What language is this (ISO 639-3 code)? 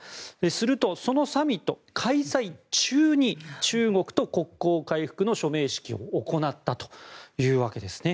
jpn